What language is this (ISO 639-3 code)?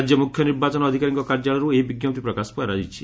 ori